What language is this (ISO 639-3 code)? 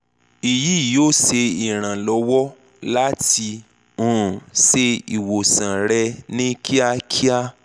yor